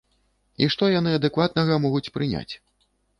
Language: Belarusian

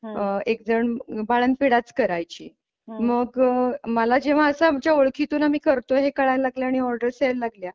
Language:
Marathi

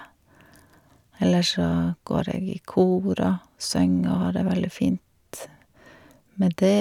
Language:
Norwegian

